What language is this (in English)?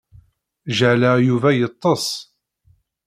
Kabyle